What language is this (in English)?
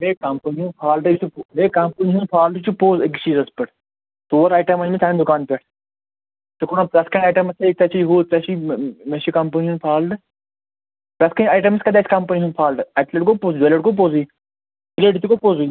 Kashmiri